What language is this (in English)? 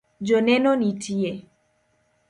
Luo (Kenya and Tanzania)